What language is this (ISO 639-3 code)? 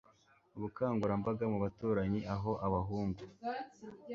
kin